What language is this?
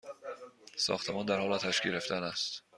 Persian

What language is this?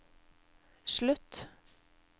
Norwegian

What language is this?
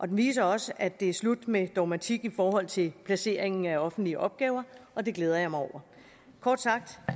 Danish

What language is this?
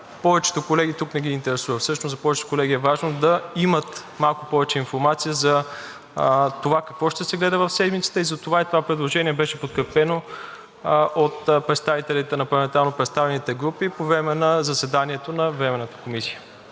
Bulgarian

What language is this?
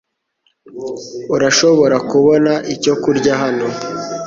Kinyarwanda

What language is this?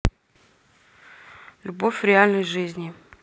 Russian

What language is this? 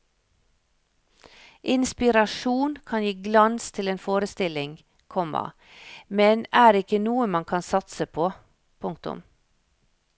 Norwegian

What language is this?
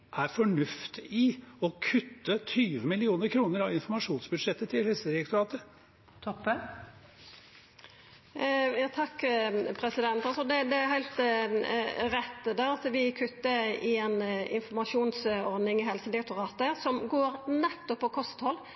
Norwegian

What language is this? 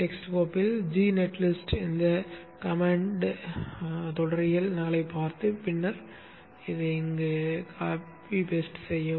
Tamil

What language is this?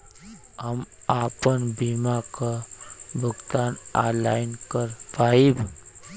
Bhojpuri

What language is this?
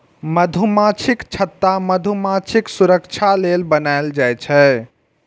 Maithili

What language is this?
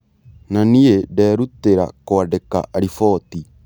Kikuyu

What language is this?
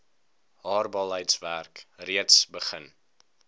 Afrikaans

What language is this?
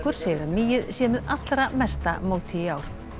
Icelandic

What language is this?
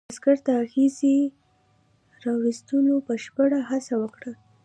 Pashto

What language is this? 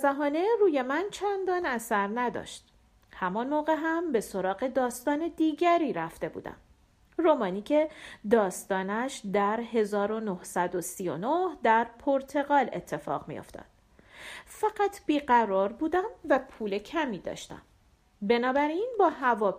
Persian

